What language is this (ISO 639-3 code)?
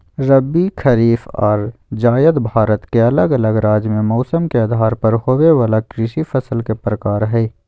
mag